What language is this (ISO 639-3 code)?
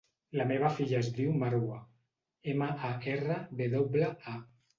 cat